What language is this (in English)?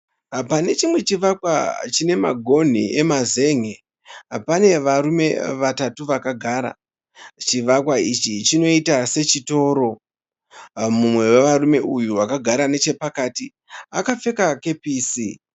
Shona